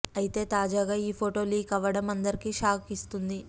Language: Telugu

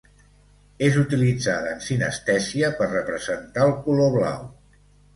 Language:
Catalan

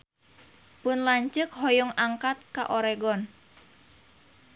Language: Sundanese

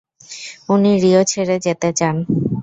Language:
Bangla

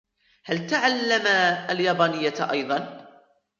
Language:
Arabic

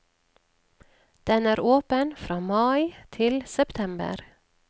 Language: Norwegian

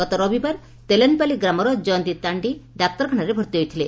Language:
Odia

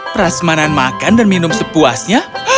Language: Indonesian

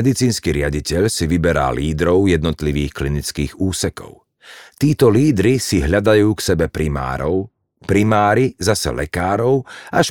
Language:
Slovak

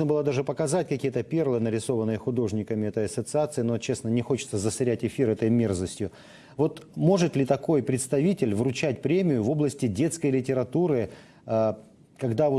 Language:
Russian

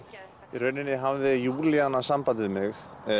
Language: Icelandic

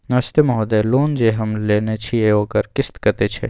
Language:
Maithili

